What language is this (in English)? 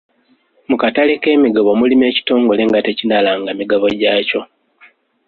Ganda